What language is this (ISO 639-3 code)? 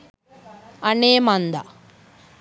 sin